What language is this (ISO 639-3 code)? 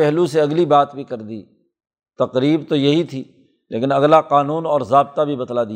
urd